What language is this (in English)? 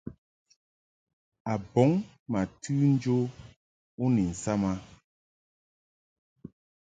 Mungaka